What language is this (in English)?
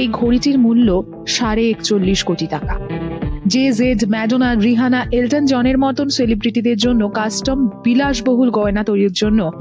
Bangla